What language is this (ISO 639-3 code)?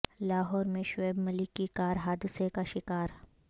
urd